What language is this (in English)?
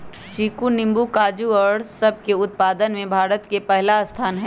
Magahi